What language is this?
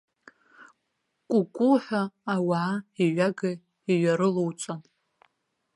Abkhazian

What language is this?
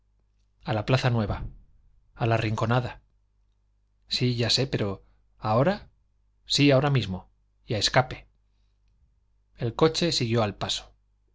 Spanish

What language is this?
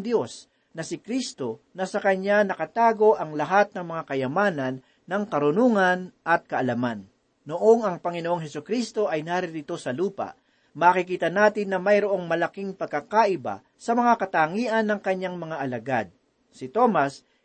Filipino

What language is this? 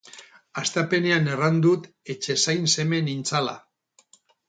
Basque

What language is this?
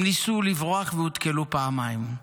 Hebrew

